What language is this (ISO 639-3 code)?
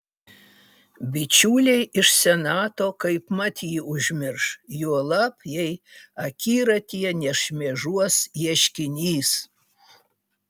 lit